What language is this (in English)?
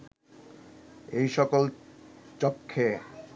Bangla